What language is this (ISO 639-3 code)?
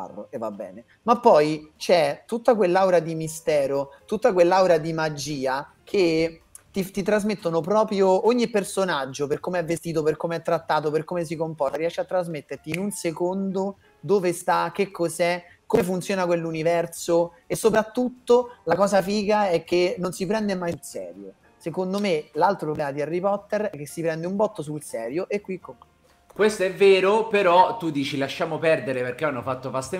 ita